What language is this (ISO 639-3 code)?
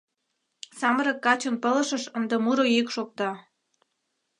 chm